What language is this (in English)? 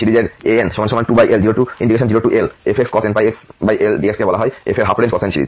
Bangla